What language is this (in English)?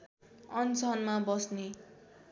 Nepali